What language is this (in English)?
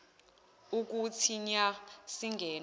Zulu